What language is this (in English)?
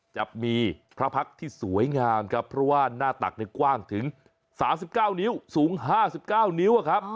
Thai